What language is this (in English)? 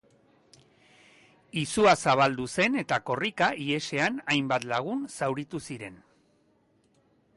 Basque